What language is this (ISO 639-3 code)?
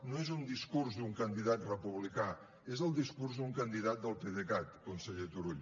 cat